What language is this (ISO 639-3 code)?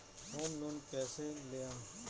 bho